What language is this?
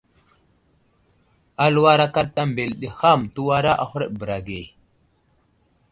Wuzlam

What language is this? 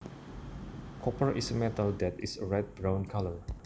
Javanese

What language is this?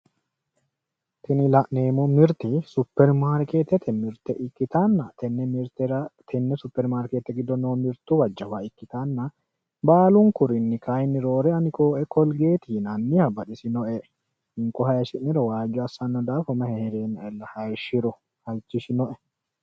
Sidamo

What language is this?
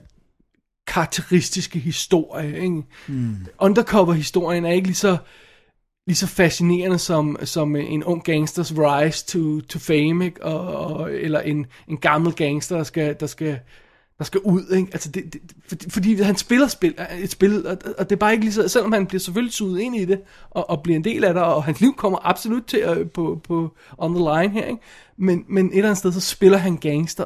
Danish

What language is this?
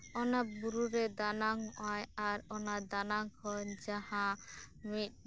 Santali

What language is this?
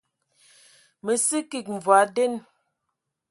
Ewondo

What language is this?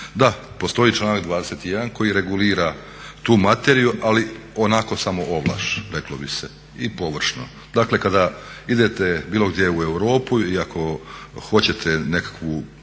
Croatian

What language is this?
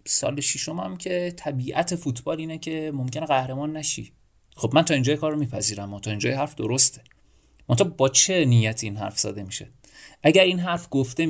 Persian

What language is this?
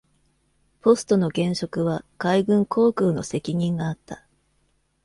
Japanese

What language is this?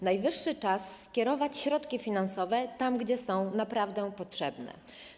Polish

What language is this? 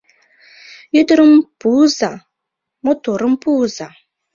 Mari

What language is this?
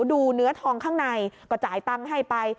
Thai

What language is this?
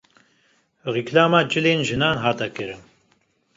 Kurdish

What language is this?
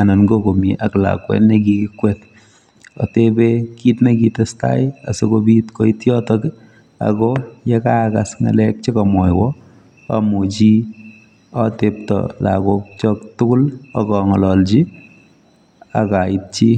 Kalenjin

